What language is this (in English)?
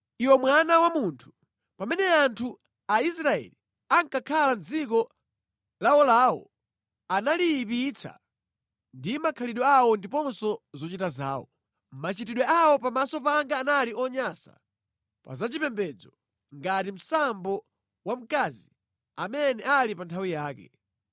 Nyanja